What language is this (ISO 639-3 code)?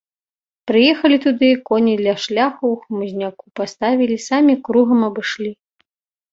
bel